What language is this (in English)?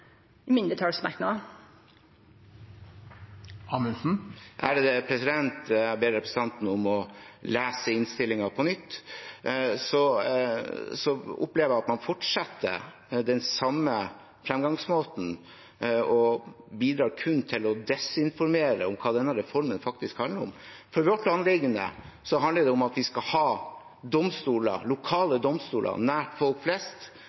Norwegian